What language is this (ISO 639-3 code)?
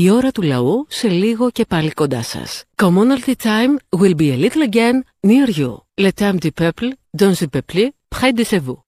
ell